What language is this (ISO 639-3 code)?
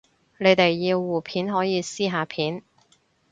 yue